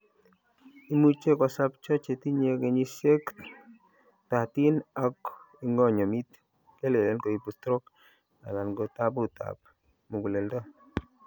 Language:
Kalenjin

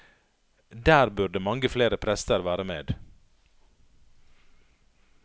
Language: Norwegian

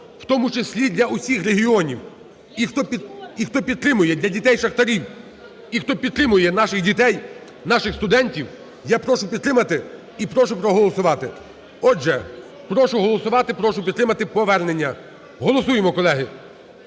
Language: Ukrainian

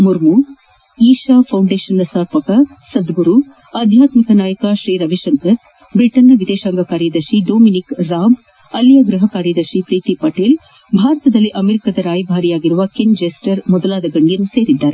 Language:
Kannada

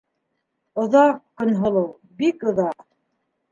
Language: Bashkir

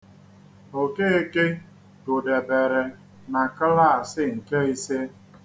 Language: Igbo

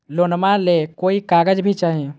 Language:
Magahi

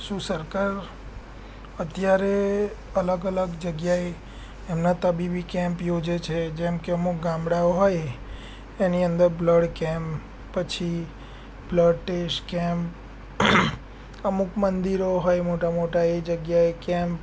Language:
Gujarati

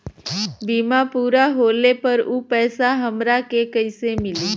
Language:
Bhojpuri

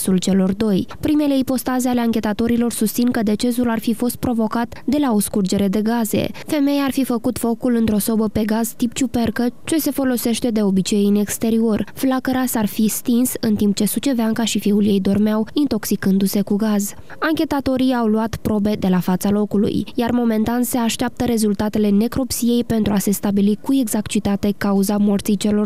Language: Romanian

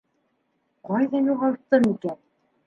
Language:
Bashkir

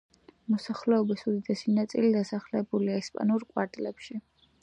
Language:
Georgian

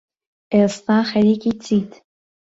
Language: Central Kurdish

